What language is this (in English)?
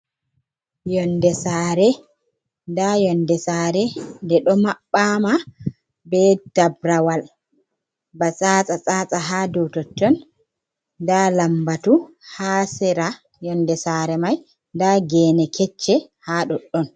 Fula